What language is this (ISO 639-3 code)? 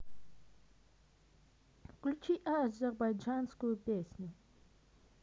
rus